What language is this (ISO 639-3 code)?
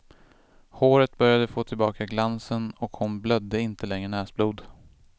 swe